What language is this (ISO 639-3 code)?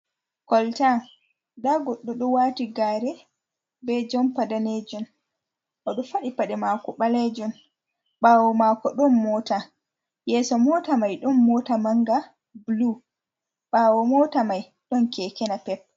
ful